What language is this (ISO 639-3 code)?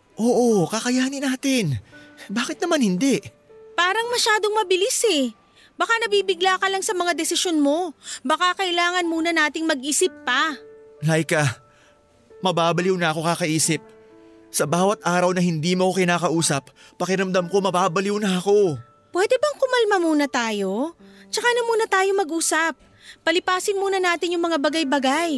fil